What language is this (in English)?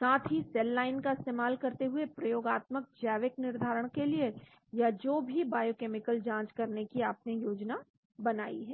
Hindi